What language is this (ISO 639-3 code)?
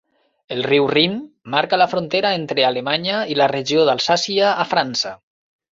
cat